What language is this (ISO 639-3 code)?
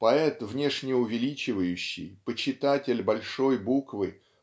rus